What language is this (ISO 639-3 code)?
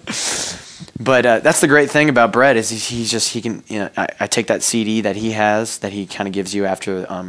eng